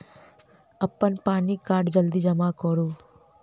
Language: Maithili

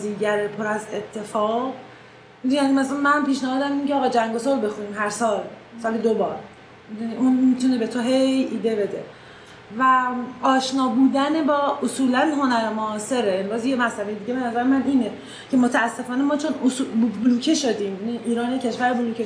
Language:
Persian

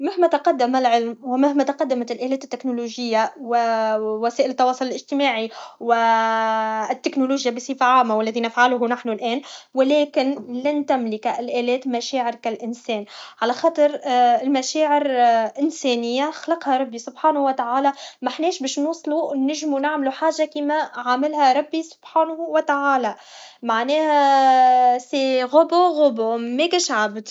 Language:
Tunisian Arabic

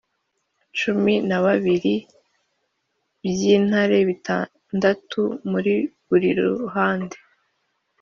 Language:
Kinyarwanda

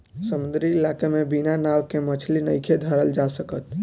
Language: Bhojpuri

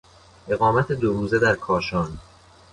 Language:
Persian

